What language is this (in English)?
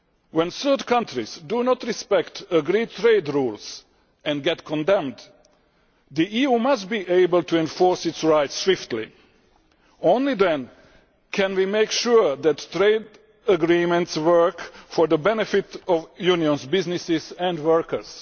English